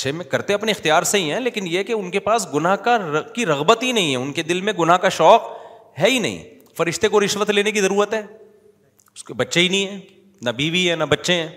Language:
Urdu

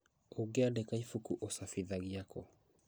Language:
Kikuyu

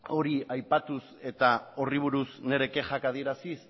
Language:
Basque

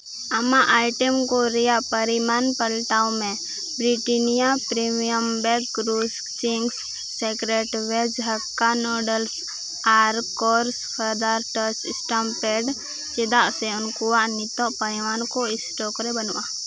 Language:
Santali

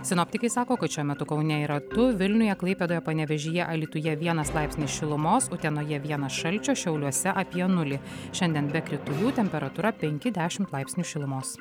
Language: Lithuanian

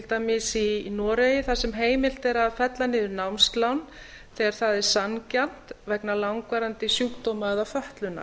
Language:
Icelandic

